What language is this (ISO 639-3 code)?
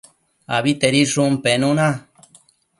mcf